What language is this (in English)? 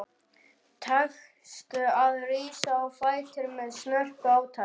Icelandic